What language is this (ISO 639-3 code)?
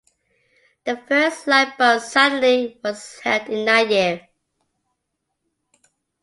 eng